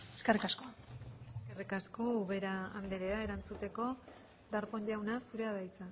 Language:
Basque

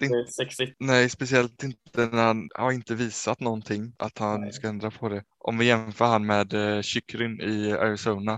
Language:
Swedish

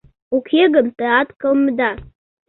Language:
Mari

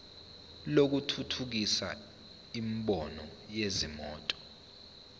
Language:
Zulu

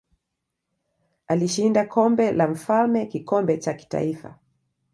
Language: Swahili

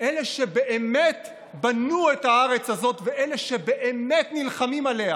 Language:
Hebrew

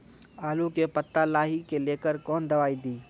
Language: Maithili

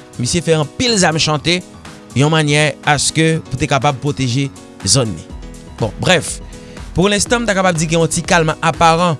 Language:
French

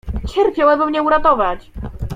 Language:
Polish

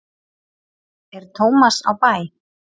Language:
Icelandic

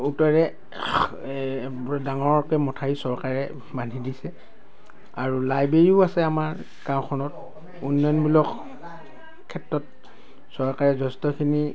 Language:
Assamese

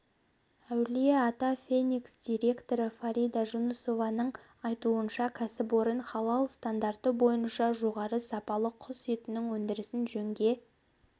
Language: Kazakh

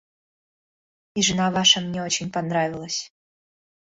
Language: Russian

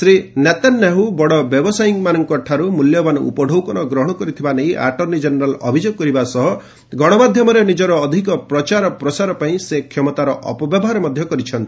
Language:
Odia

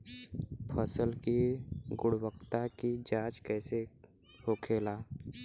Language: Bhojpuri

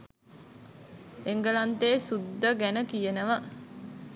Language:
Sinhala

